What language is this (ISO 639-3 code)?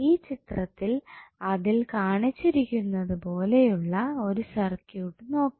mal